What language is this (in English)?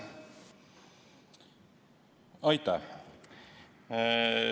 Estonian